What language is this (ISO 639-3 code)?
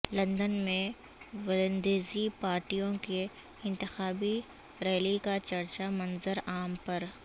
urd